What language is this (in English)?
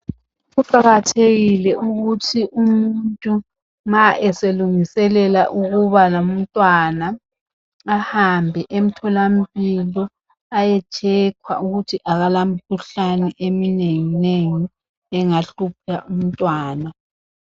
North Ndebele